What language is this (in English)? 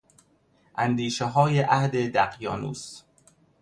Persian